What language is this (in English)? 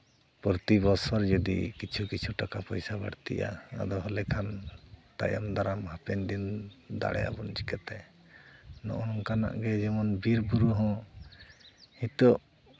Santali